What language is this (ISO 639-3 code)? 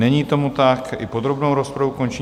ces